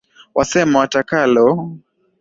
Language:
Swahili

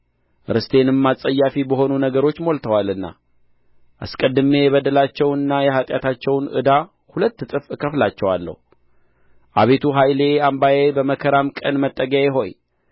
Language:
Amharic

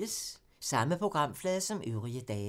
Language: Danish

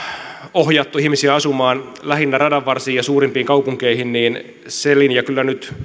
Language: Finnish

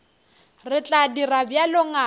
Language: Northern Sotho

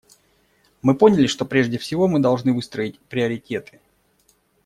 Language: Russian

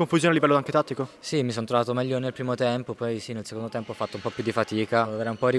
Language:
Italian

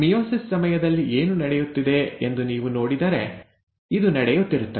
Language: Kannada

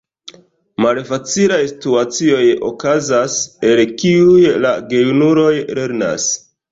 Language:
Esperanto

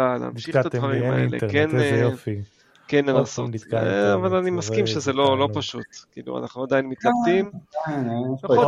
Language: Hebrew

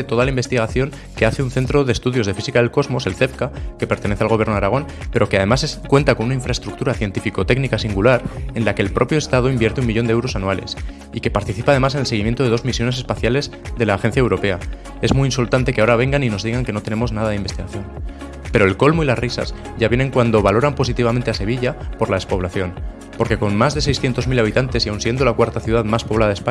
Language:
Spanish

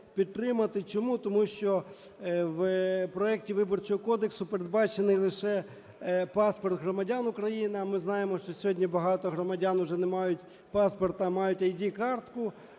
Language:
Ukrainian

